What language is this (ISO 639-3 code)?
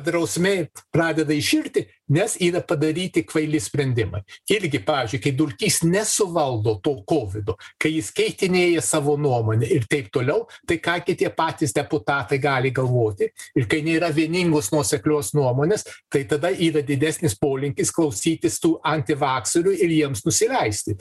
lit